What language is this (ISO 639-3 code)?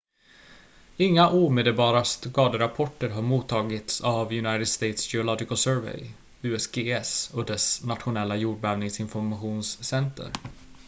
swe